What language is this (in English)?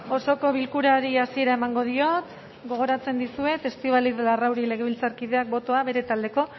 Basque